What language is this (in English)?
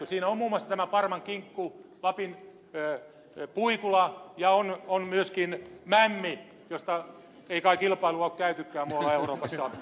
Finnish